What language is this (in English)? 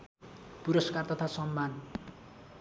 Nepali